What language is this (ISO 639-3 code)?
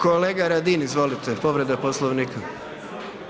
hrv